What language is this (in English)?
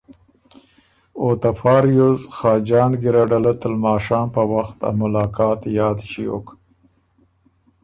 Ormuri